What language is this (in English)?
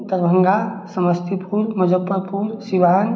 Maithili